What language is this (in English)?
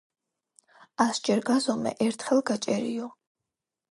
Georgian